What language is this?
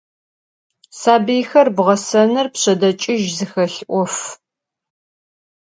Adyghe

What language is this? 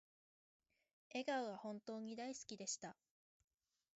Japanese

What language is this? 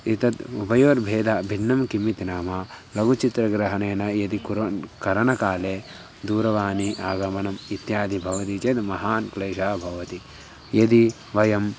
Sanskrit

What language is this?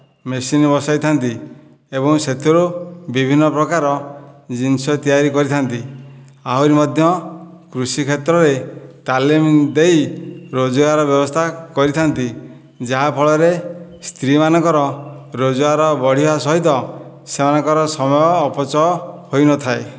Odia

